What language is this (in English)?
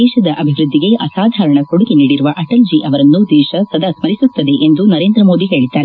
Kannada